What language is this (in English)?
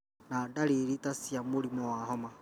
Kikuyu